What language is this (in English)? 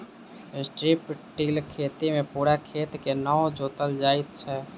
Maithili